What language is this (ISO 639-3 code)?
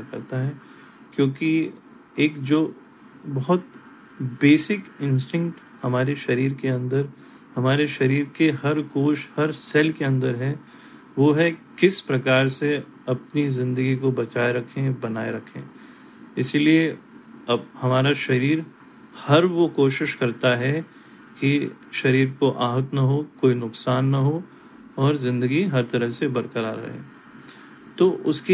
hin